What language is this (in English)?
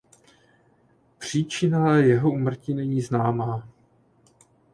Czech